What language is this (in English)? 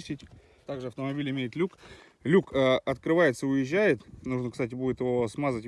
Russian